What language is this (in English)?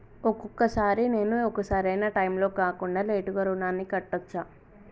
Telugu